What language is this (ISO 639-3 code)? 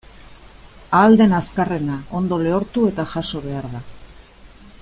eus